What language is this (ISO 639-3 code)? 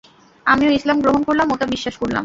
ben